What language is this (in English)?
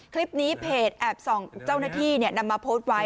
Thai